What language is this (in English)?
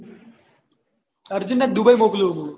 Gujarati